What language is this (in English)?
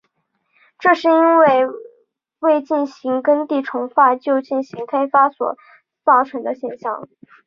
Chinese